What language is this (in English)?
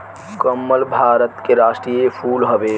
Bhojpuri